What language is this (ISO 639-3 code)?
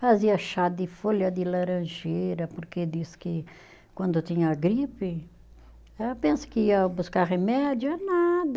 por